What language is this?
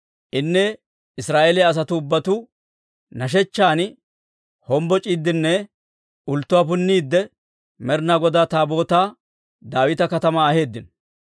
Dawro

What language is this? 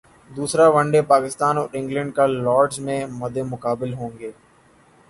Urdu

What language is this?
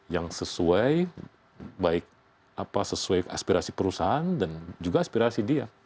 Indonesian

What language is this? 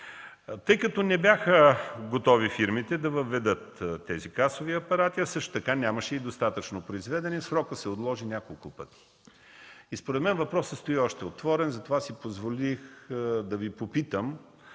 Bulgarian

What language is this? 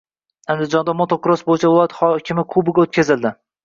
Uzbek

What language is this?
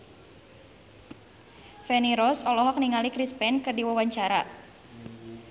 Sundanese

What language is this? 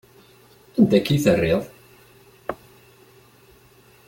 Kabyle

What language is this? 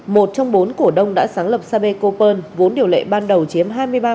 Vietnamese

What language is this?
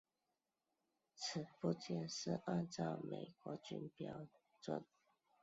Chinese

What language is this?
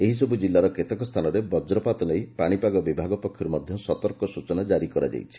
Odia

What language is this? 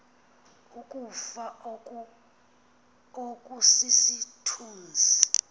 Xhosa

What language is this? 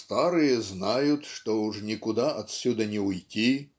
Russian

